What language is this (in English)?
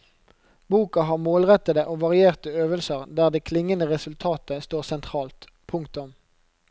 Norwegian